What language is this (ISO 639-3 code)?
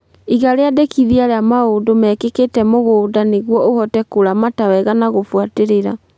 kik